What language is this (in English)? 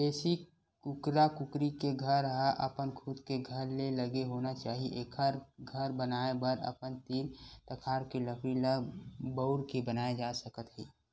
Chhattisgarhi